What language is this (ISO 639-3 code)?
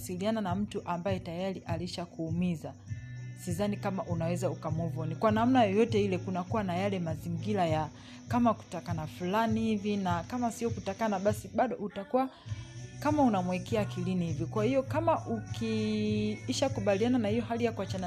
swa